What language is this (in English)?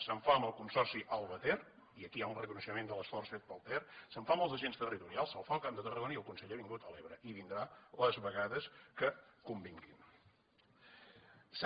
Catalan